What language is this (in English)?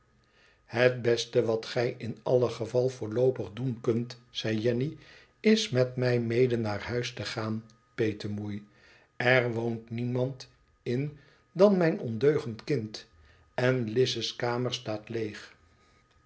Dutch